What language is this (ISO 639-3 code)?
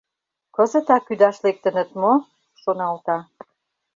chm